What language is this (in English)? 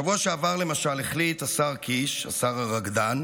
Hebrew